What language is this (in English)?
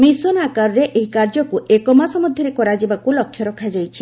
Odia